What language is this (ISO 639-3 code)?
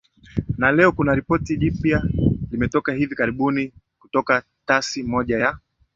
swa